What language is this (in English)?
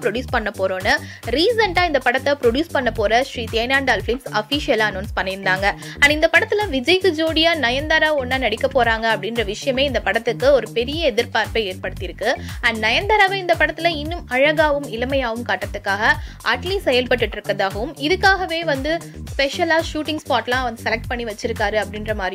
Arabic